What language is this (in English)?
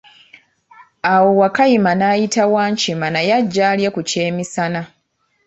Ganda